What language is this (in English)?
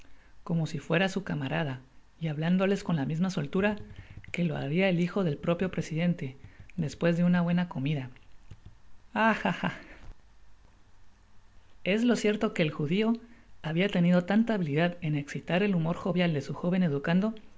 Spanish